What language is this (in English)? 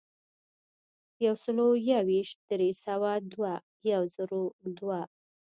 Pashto